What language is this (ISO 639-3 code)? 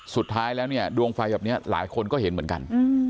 tha